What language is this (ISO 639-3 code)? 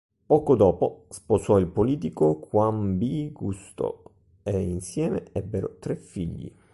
ita